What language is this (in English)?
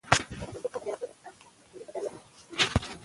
Pashto